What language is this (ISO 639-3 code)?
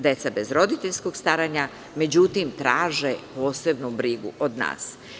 srp